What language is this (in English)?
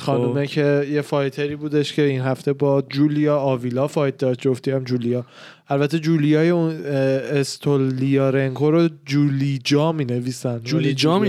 Persian